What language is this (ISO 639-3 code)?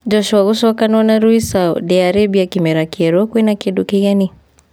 kik